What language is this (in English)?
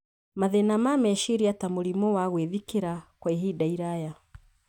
Kikuyu